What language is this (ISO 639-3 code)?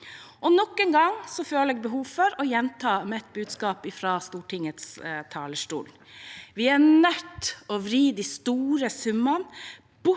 nor